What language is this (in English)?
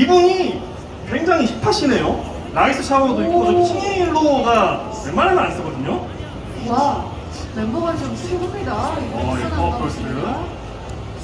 Korean